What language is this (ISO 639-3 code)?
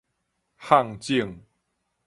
nan